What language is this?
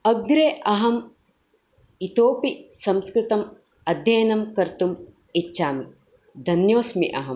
Sanskrit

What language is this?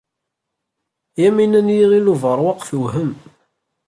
Kabyle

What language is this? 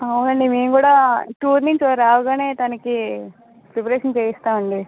Telugu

